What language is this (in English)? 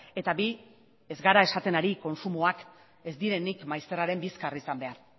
Basque